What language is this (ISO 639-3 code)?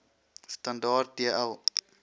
afr